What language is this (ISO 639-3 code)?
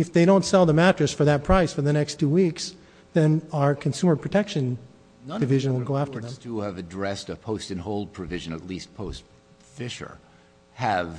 eng